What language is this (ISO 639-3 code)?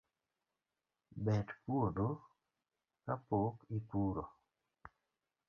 luo